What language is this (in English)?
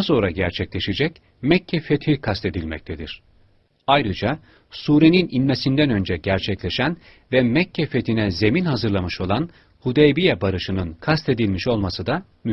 Turkish